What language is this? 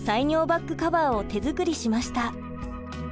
Japanese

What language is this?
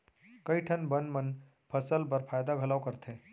Chhattisgarhi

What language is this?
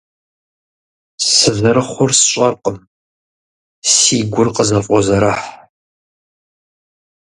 Kabardian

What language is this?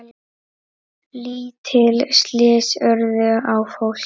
Icelandic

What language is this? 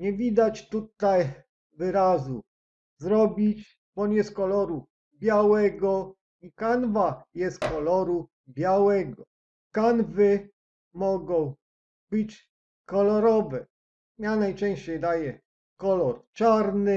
Polish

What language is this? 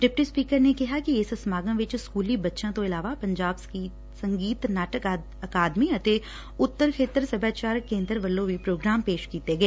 Punjabi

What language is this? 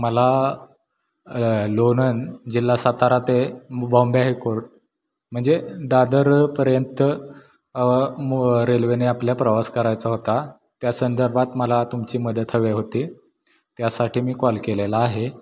Marathi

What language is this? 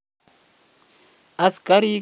Kalenjin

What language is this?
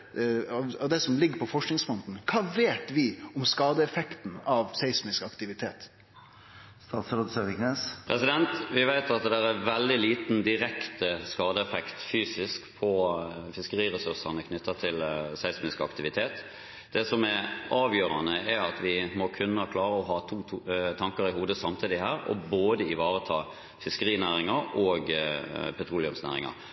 Norwegian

